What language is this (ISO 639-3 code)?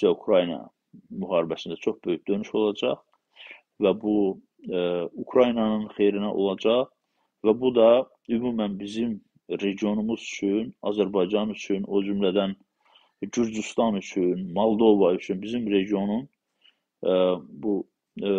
tur